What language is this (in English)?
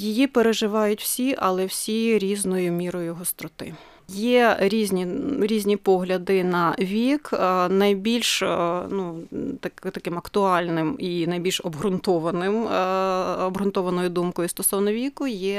Ukrainian